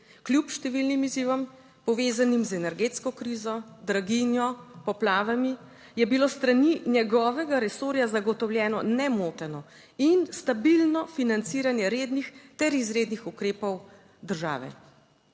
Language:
Slovenian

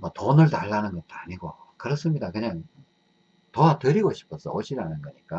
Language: Korean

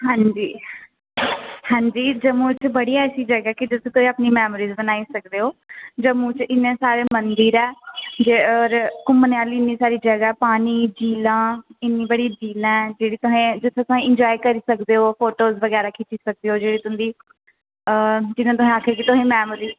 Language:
Dogri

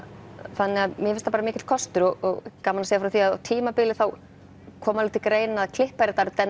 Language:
Icelandic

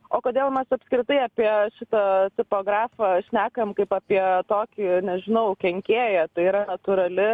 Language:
Lithuanian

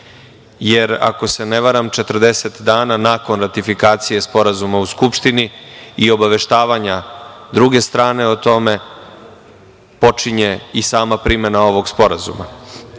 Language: Serbian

